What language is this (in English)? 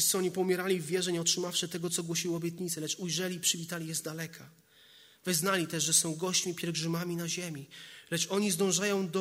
Polish